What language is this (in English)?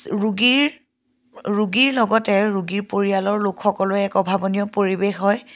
Assamese